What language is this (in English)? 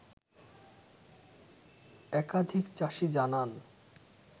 Bangla